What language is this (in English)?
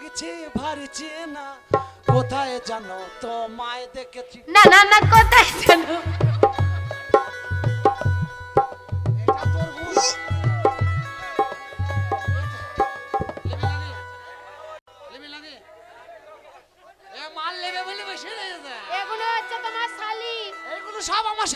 Bangla